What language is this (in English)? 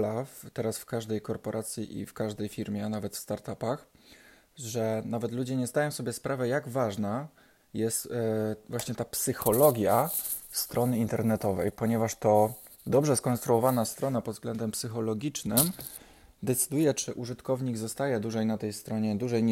Polish